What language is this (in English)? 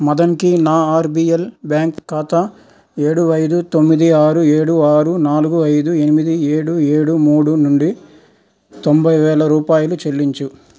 Telugu